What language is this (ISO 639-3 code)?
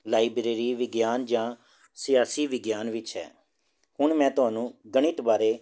pan